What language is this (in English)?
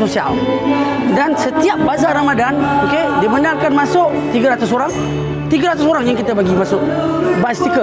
Malay